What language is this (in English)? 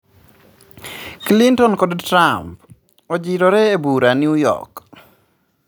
Luo (Kenya and Tanzania)